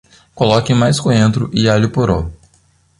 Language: Portuguese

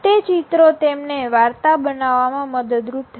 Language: Gujarati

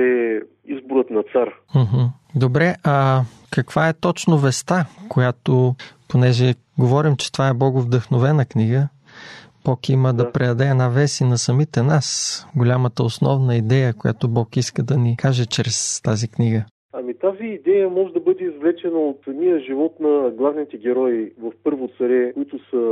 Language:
Bulgarian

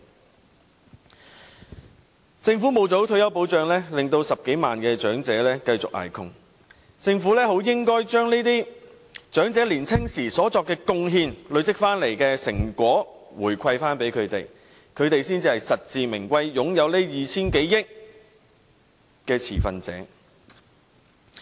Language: Cantonese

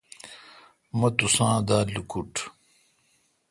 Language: Kalkoti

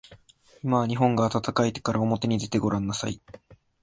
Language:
Japanese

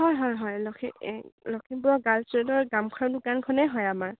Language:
Assamese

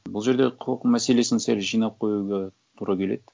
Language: Kazakh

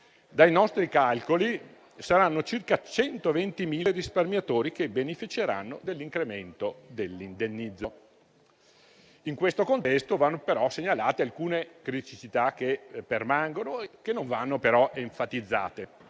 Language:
Italian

